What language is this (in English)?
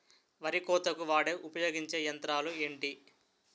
Telugu